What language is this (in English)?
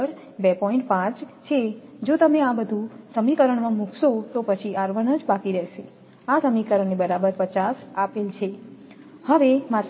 Gujarati